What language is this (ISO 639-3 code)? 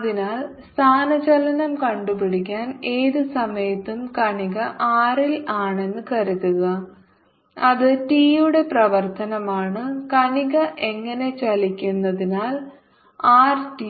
mal